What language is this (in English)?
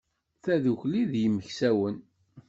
Kabyle